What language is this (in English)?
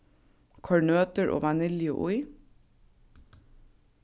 Faroese